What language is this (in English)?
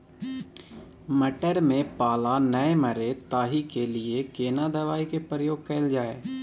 Maithili